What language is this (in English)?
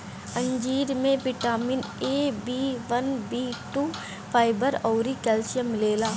Bhojpuri